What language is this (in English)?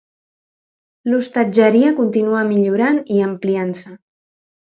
Catalan